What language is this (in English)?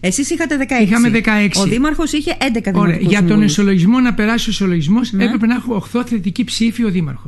Greek